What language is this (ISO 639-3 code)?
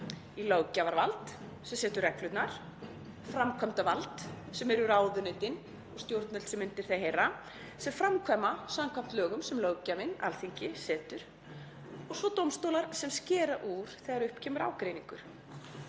isl